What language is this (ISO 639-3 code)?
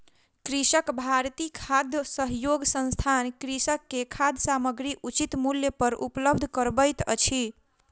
mai